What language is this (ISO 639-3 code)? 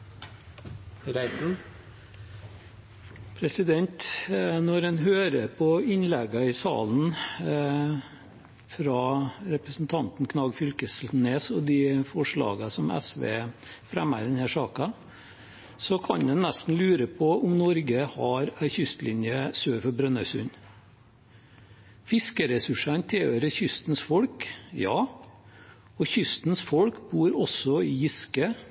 nob